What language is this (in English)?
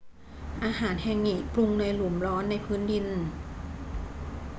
Thai